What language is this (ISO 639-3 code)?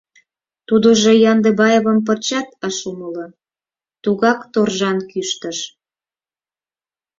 chm